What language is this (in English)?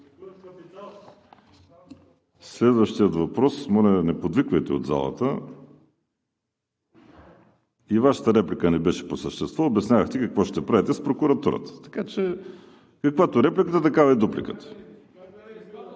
Bulgarian